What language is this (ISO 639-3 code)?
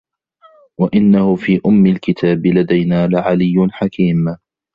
ara